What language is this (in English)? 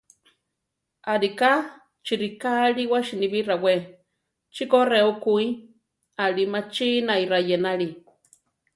Central Tarahumara